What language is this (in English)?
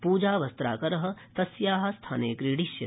Sanskrit